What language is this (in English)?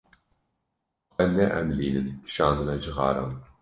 Kurdish